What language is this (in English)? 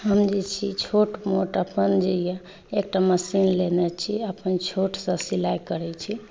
Maithili